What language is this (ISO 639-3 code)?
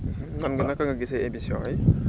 wol